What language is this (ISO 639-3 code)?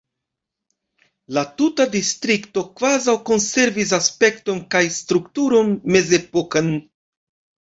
epo